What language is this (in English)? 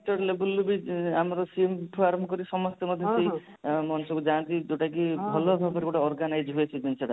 Odia